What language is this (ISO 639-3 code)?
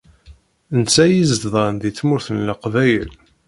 kab